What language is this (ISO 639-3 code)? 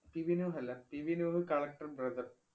mal